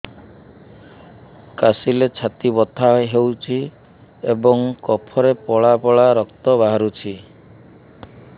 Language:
Odia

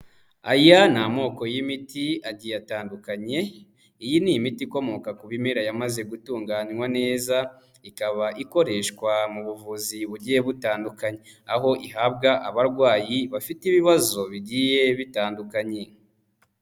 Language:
Kinyarwanda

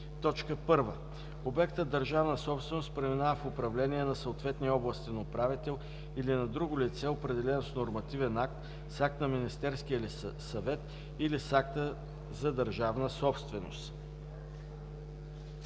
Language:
Bulgarian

